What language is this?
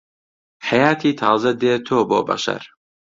Central Kurdish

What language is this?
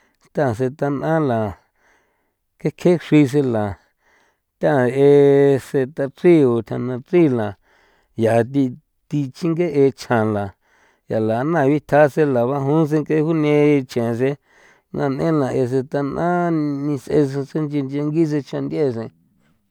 San Felipe Otlaltepec Popoloca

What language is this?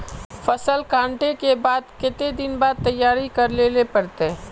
Magahi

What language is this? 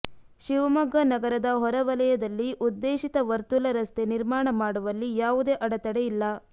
Kannada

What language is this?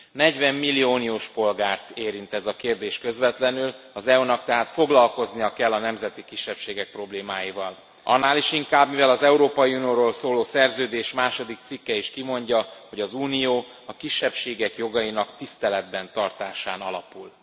Hungarian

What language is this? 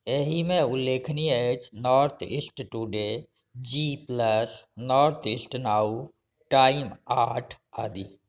Maithili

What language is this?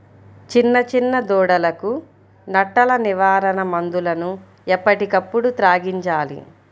Telugu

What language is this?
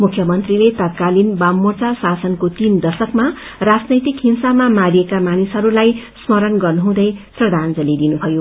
Nepali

